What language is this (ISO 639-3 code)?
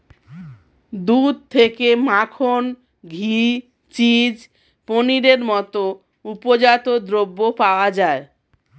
ben